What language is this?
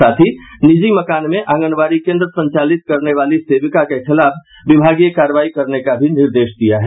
Hindi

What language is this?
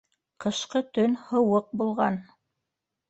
Bashkir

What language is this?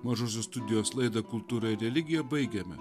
Lithuanian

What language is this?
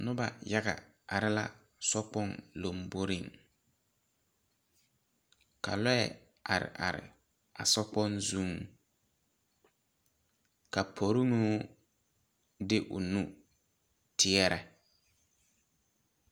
Southern Dagaare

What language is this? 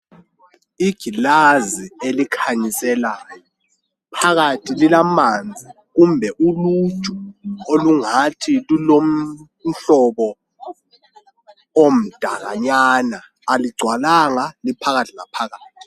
North Ndebele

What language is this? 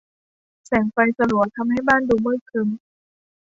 Thai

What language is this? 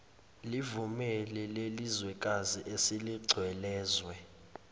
Zulu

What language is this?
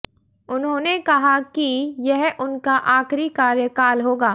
Hindi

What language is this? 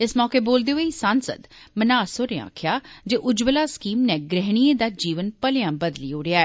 Dogri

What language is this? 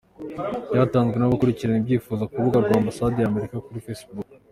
Kinyarwanda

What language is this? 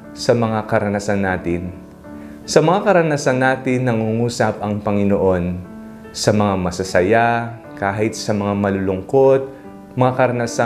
Filipino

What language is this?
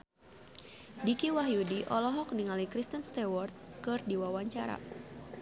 Sundanese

